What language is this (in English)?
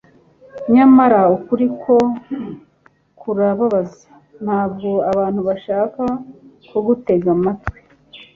Kinyarwanda